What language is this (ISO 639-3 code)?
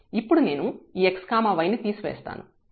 tel